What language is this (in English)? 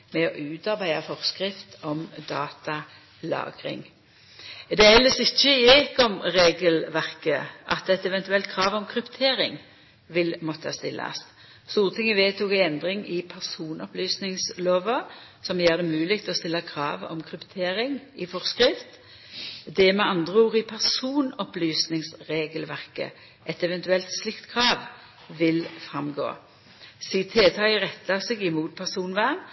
Norwegian Nynorsk